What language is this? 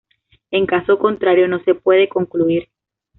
Spanish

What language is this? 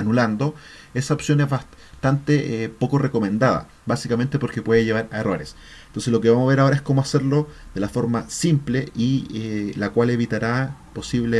Spanish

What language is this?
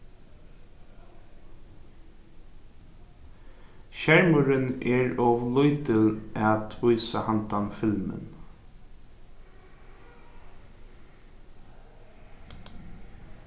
Faroese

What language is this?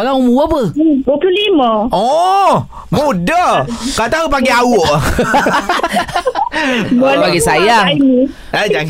Malay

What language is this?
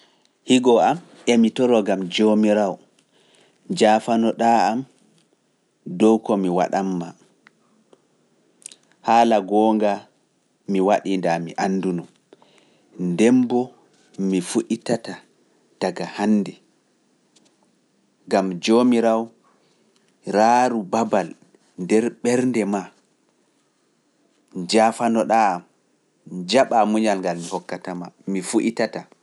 Pular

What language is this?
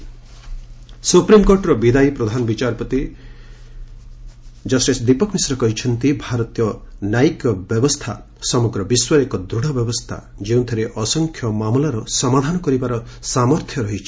Odia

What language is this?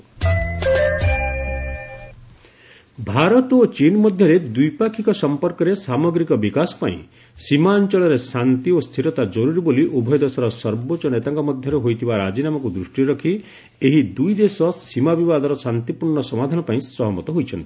Odia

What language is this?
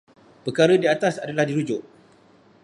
Malay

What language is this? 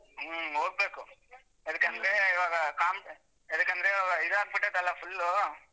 Kannada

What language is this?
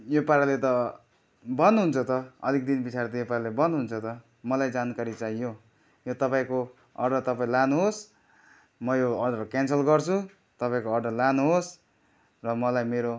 Nepali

